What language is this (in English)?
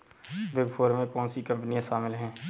Hindi